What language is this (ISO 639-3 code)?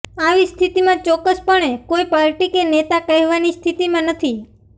guj